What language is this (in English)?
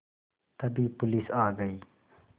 Hindi